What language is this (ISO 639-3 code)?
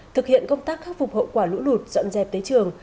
vie